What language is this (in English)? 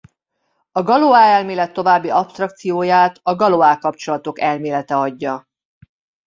Hungarian